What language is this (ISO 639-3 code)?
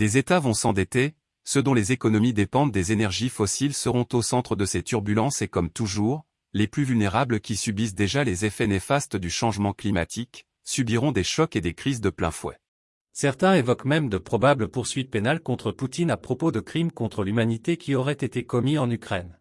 fra